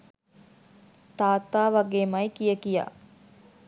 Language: Sinhala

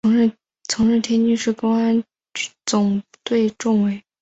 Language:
Chinese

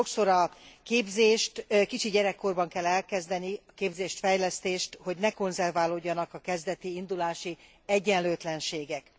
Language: Hungarian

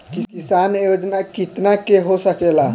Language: Bhojpuri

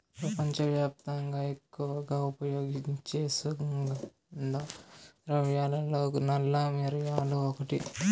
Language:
Telugu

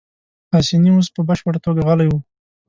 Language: Pashto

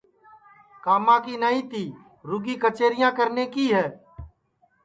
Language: Sansi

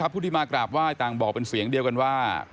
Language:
Thai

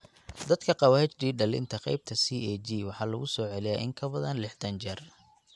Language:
Somali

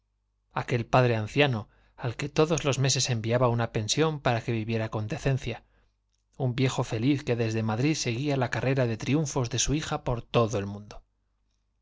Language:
Spanish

